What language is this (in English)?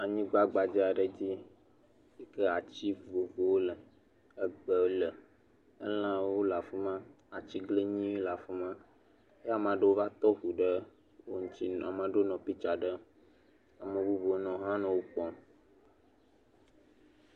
Ewe